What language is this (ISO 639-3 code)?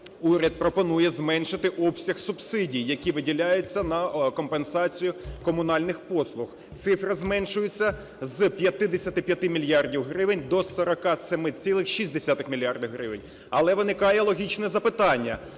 ukr